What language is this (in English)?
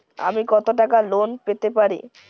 Bangla